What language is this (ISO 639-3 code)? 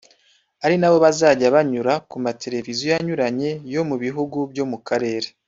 kin